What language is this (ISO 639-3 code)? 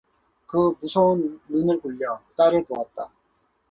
kor